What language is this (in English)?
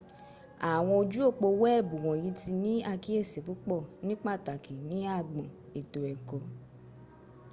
Yoruba